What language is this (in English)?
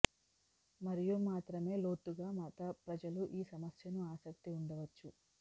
Telugu